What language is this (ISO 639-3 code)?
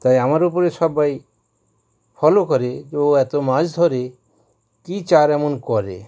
ben